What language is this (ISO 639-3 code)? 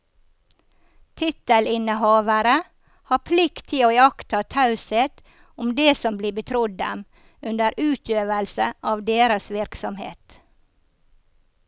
nor